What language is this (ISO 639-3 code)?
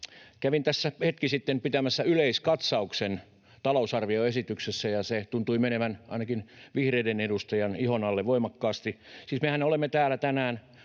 fin